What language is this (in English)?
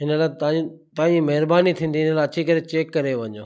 Sindhi